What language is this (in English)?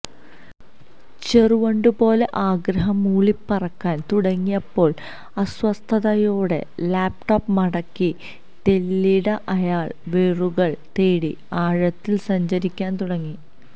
Malayalam